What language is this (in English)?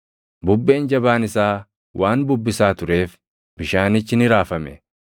Oromo